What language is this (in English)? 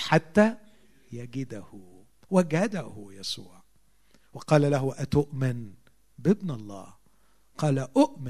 Arabic